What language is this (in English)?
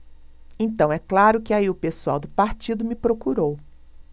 Portuguese